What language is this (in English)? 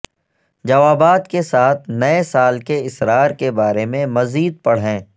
Urdu